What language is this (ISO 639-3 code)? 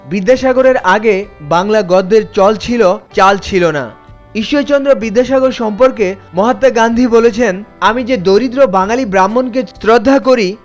ben